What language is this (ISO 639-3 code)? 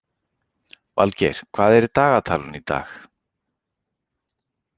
isl